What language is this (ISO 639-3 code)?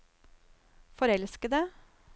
nor